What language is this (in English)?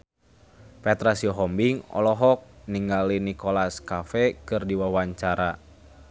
Sundanese